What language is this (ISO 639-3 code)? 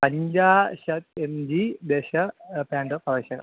san